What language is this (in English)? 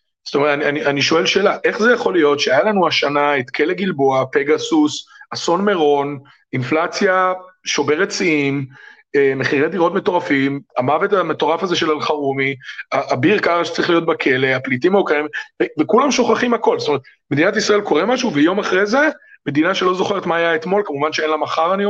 Hebrew